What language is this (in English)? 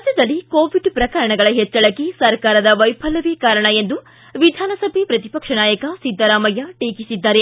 Kannada